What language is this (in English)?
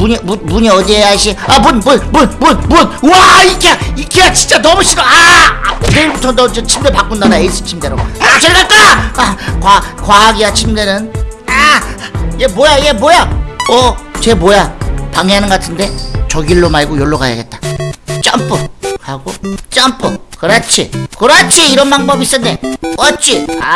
Korean